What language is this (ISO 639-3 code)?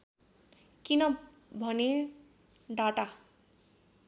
nep